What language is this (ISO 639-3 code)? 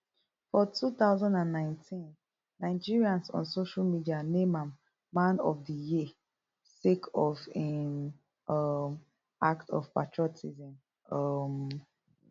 pcm